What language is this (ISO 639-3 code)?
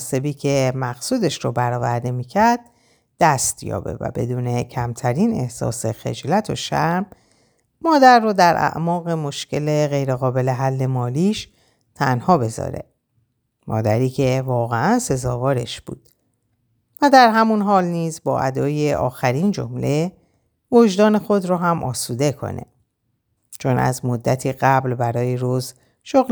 fas